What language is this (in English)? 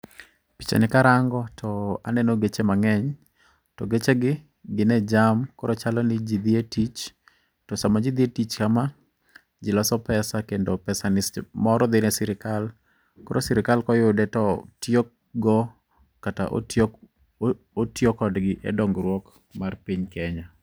Luo (Kenya and Tanzania)